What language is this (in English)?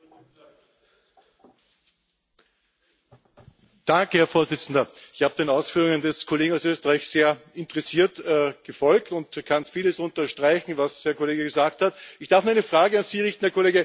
German